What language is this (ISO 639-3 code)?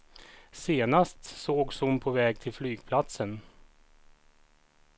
swe